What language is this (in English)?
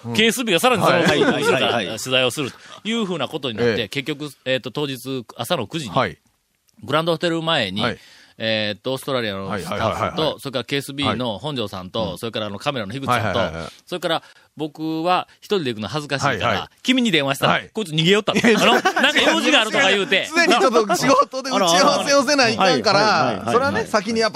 Japanese